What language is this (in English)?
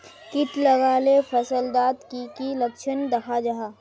Magahi